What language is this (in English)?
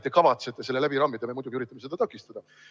Estonian